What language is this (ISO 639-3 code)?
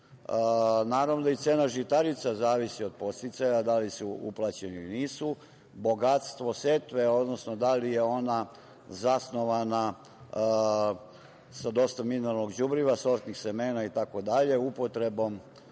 srp